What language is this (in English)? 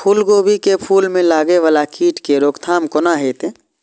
Maithili